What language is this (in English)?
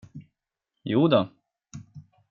Swedish